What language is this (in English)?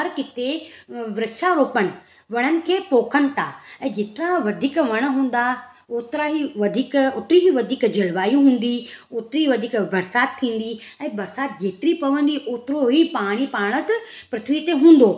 Sindhi